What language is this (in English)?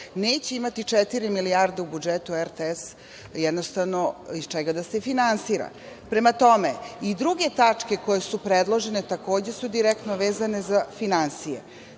Serbian